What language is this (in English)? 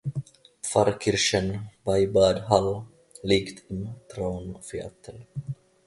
German